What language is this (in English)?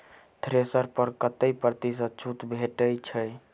Maithili